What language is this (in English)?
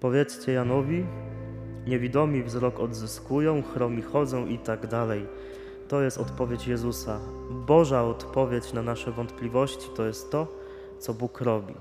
Polish